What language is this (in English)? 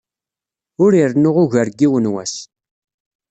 Kabyle